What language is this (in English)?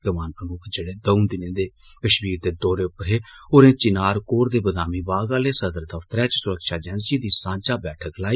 Dogri